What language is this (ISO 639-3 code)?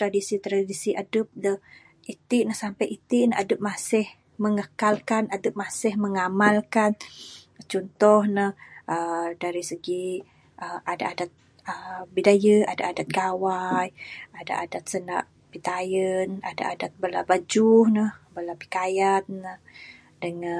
sdo